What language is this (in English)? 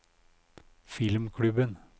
Norwegian